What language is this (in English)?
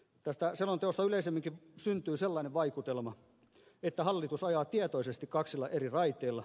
Finnish